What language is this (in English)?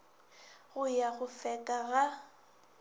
Northern Sotho